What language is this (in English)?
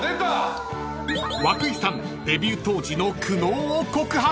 Japanese